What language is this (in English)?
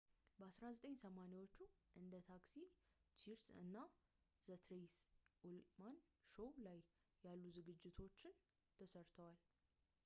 Amharic